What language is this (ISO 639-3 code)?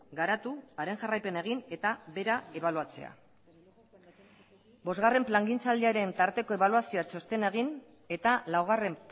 eus